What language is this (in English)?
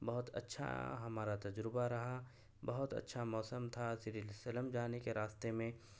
Urdu